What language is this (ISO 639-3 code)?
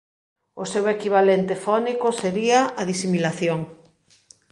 glg